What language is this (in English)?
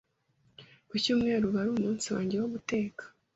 Kinyarwanda